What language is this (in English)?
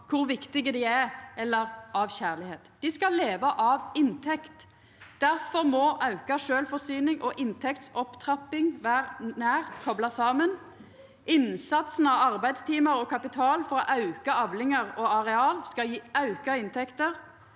Norwegian